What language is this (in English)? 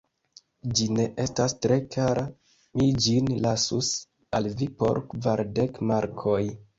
Esperanto